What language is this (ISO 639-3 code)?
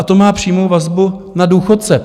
ces